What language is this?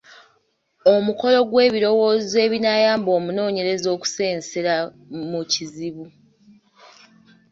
Ganda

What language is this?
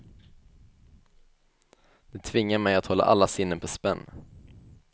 Swedish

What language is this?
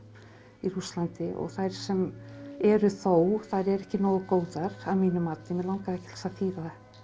Icelandic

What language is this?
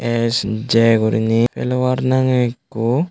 Chakma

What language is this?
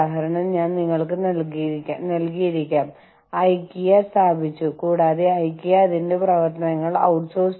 Malayalam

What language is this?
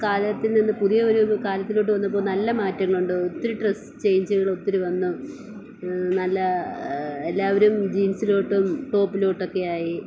Malayalam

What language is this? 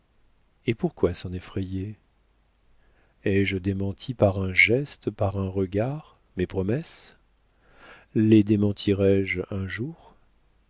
French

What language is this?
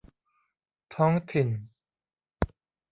Thai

